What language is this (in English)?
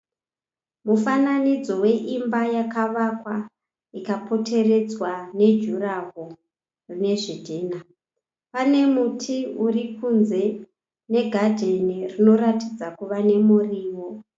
Shona